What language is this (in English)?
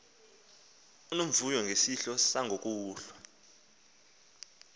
Xhosa